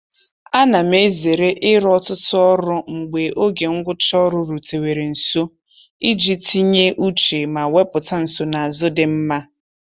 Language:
Igbo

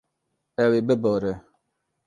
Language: Kurdish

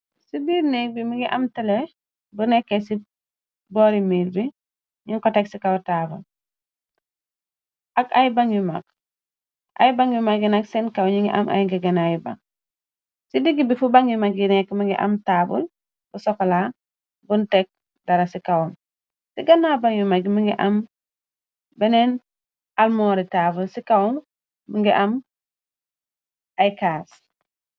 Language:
Wolof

